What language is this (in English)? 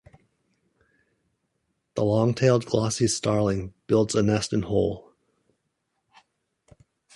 English